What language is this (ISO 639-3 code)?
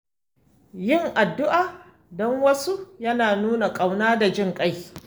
hau